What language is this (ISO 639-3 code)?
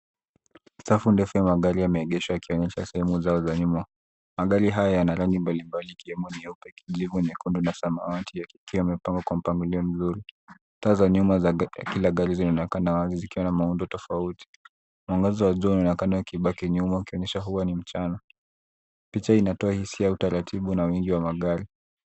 swa